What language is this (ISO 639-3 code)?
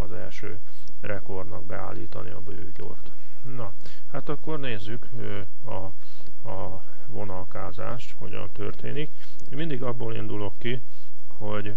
hun